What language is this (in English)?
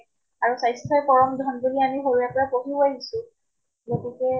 Assamese